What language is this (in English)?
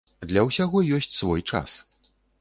Belarusian